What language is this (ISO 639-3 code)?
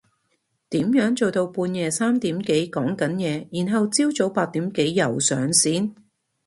yue